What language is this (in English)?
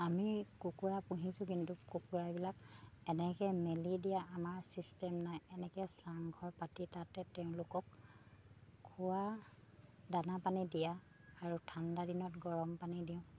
Assamese